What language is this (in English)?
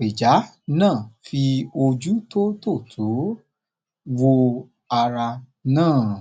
Yoruba